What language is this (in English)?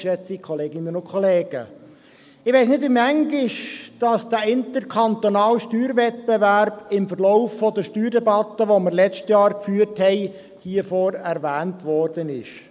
Swiss German